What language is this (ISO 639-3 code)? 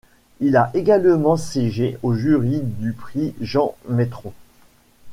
fra